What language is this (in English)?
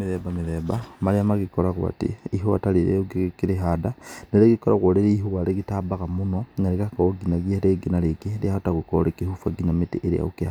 Kikuyu